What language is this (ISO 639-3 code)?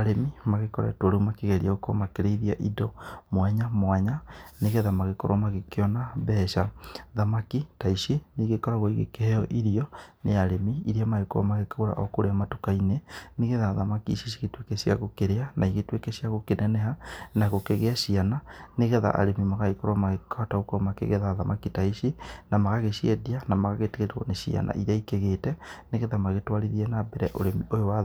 kik